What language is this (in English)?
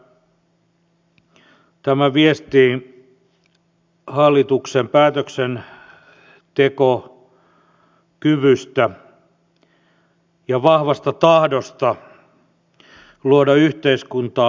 Finnish